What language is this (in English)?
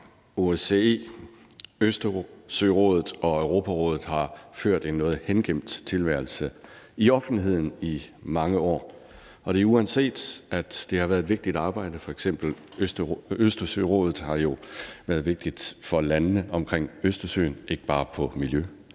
Danish